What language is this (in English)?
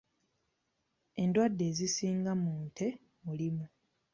Ganda